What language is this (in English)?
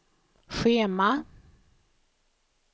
Swedish